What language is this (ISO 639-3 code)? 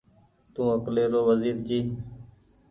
gig